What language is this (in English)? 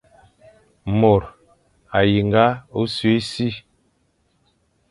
Fang